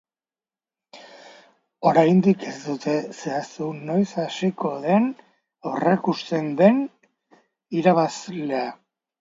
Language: Basque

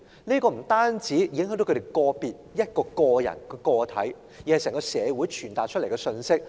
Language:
Cantonese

